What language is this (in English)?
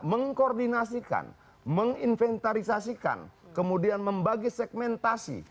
Indonesian